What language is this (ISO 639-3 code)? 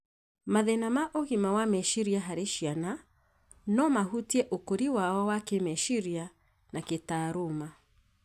kik